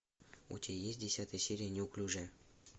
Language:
Russian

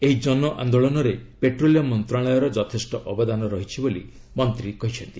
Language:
Odia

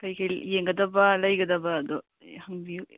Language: Manipuri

